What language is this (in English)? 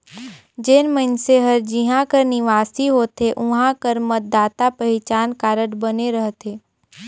Chhattisgarhi